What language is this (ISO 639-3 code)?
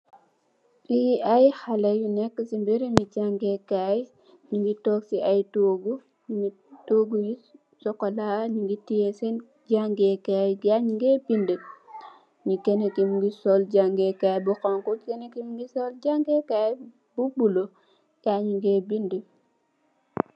wol